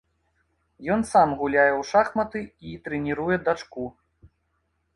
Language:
Belarusian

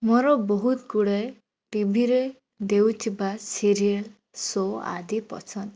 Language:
Odia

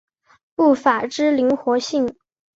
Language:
Chinese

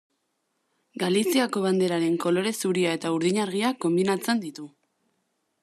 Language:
Basque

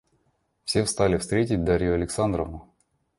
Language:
Russian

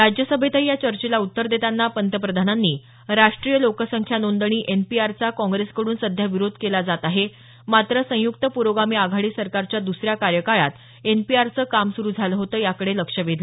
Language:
Marathi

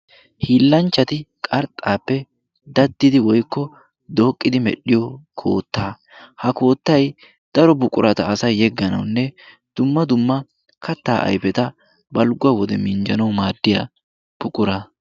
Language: Wolaytta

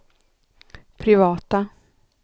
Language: Swedish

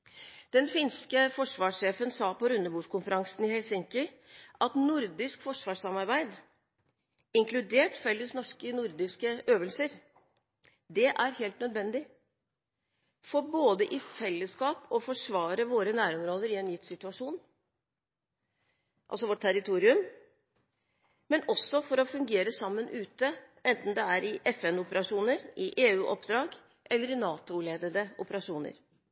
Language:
Norwegian Bokmål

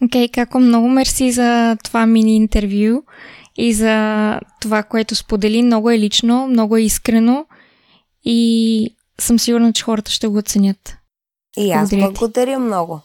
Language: Bulgarian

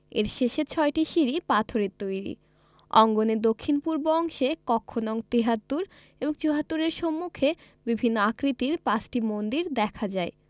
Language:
Bangla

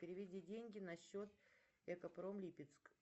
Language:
Russian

